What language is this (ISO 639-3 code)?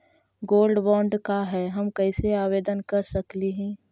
mag